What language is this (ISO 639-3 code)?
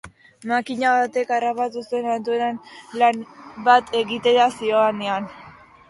eus